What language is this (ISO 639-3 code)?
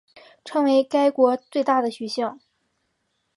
zho